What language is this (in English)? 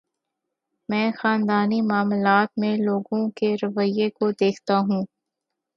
Urdu